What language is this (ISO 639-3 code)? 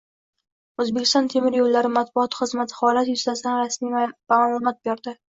uzb